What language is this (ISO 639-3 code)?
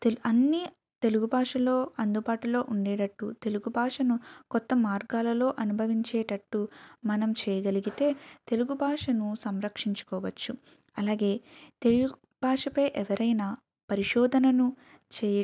tel